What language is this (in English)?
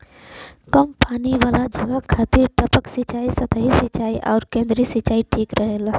Bhojpuri